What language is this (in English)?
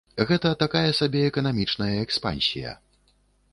Belarusian